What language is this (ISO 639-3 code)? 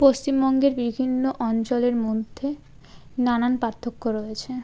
ben